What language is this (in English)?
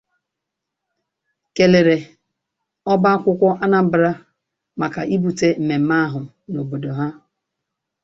Igbo